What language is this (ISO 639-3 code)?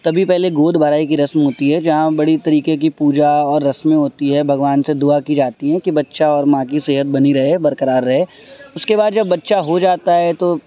urd